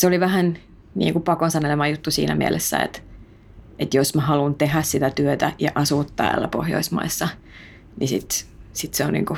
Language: Finnish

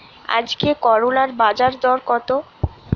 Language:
Bangla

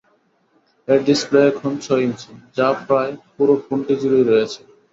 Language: Bangla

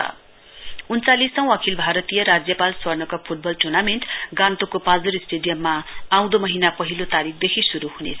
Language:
Nepali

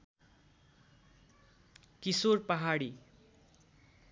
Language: Nepali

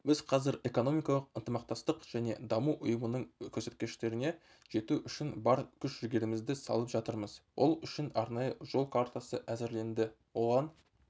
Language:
Kazakh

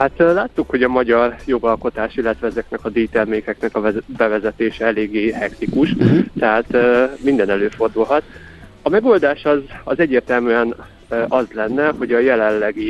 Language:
Hungarian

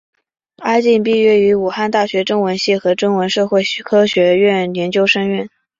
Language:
Chinese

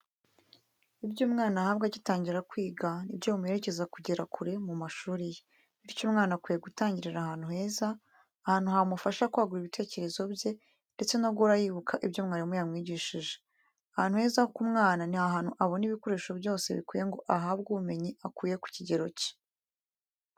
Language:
Kinyarwanda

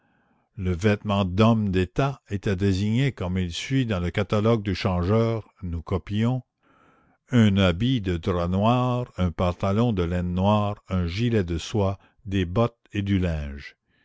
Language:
French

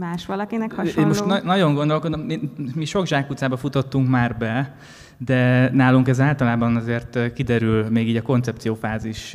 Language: Hungarian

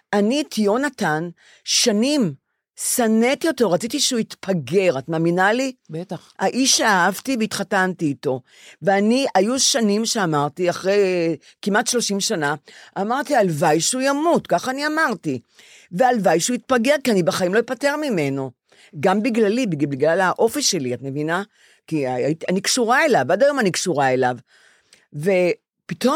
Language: Hebrew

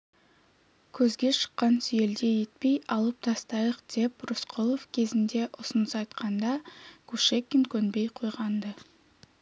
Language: Kazakh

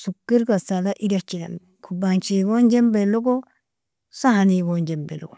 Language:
Nobiin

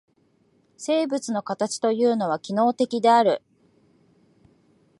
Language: Japanese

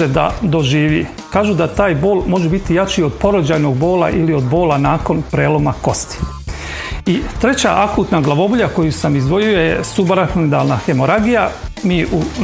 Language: Croatian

